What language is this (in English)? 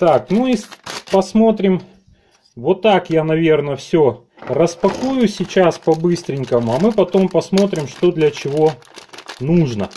Russian